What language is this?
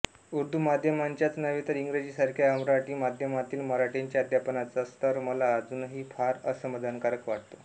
Marathi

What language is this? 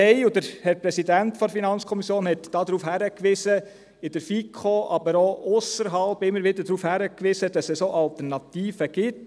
Swiss German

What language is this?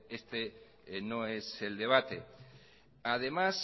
Spanish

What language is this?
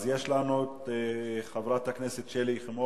Hebrew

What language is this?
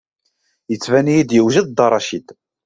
Kabyle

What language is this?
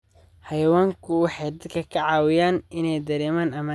Somali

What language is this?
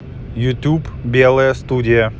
Russian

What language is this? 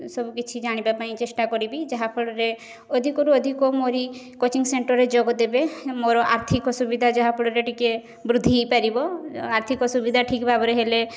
Odia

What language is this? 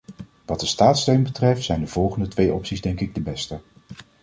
Dutch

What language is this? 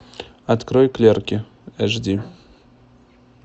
Russian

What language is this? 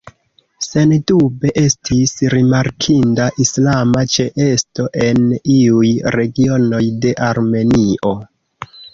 Esperanto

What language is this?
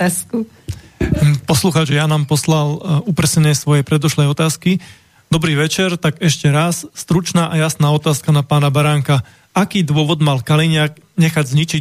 Slovak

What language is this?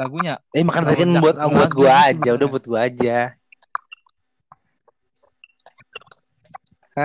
Indonesian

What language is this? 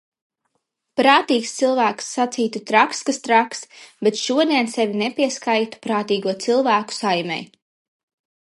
Latvian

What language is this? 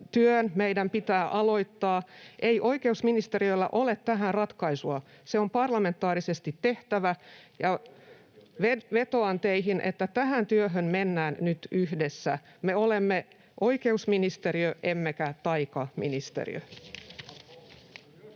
Finnish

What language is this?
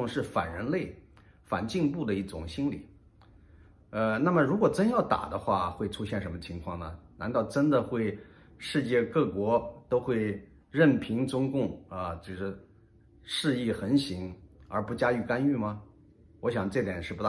Chinese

